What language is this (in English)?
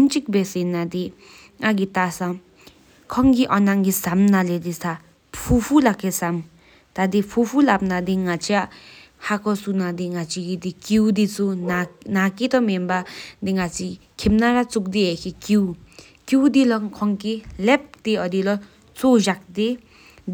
Sikkimese